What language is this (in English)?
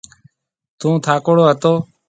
Marwari (Pakistan)